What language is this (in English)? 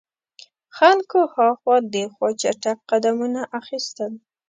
Pashto